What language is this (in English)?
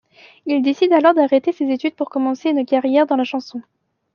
French